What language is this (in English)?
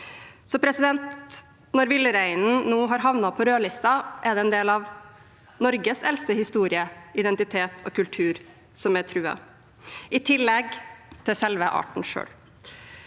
Norwegian